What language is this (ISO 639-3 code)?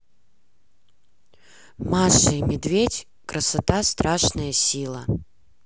rus